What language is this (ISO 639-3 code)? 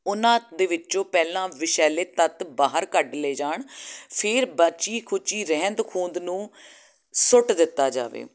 pan